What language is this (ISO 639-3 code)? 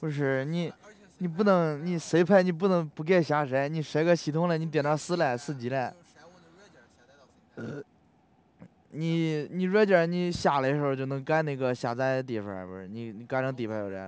zho